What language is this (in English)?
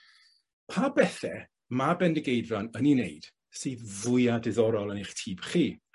Welsh